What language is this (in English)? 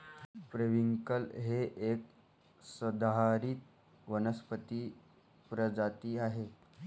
Marathi